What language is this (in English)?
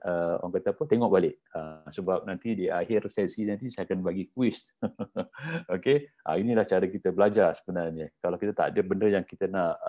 Malay